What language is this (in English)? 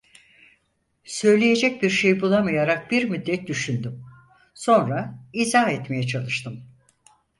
Turkish